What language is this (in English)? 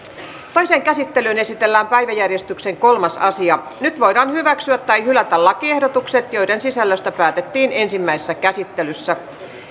Finnish